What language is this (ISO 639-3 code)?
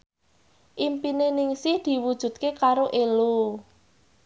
jav